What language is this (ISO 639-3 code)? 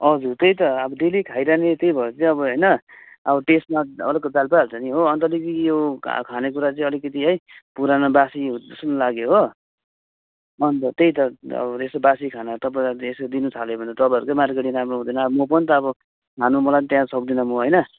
nep